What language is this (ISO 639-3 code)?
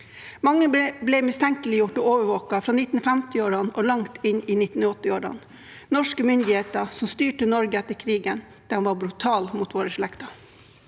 nor